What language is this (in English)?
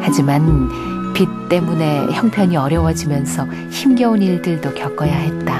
Korean